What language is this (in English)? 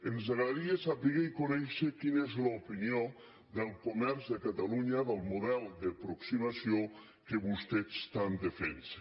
Catalan